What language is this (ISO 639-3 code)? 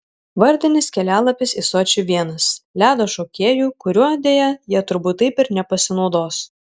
lit